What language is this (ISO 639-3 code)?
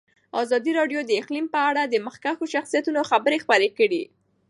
pus